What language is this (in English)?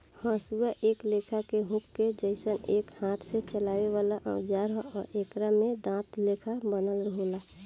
Bhojpuri